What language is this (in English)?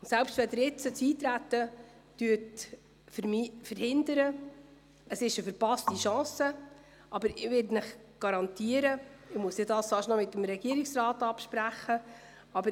Swiss German